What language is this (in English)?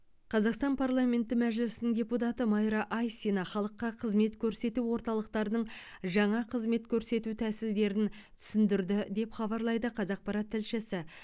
Kazakh